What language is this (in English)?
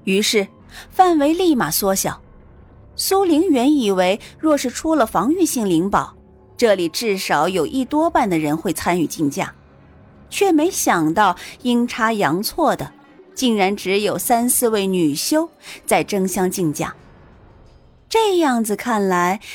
Chinese